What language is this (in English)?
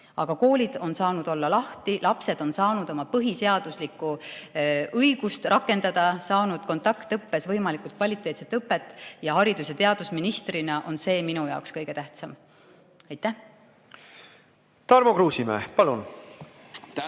Estonian